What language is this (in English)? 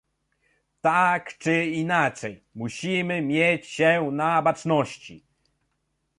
Polish